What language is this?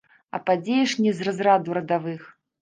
Belarusian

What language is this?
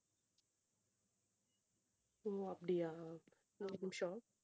Tamil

